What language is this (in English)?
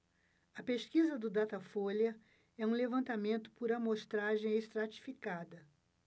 Portuguese